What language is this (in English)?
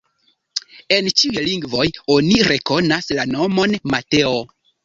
Esperanto